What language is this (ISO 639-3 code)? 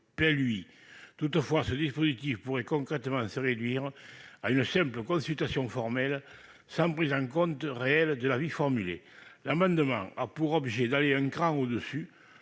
fra